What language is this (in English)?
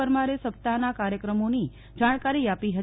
Gujarati